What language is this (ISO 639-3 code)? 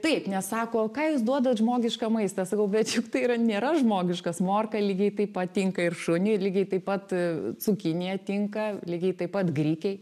lit